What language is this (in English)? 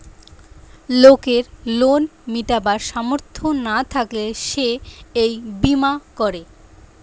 Bangla